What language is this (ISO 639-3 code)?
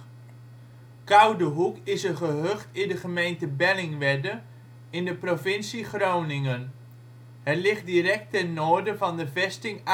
nld